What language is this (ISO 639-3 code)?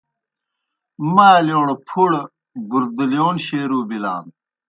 plk